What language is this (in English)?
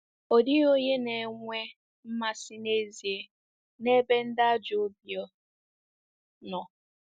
Igbo